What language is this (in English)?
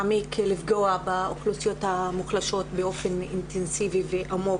Hebrew